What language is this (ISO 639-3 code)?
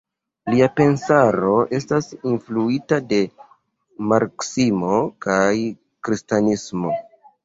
epo